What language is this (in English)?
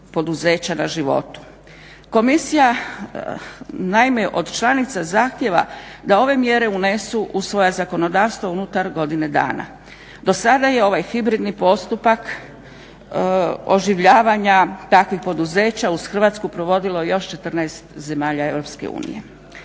Croatian